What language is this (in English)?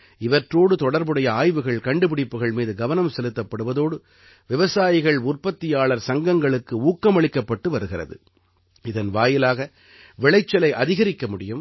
Tamil